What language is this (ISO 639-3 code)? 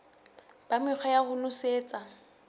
sot